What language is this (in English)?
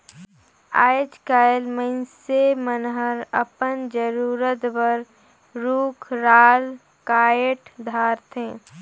Chhattisgarhi